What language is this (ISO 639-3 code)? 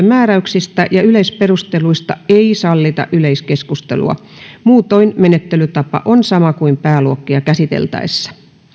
fin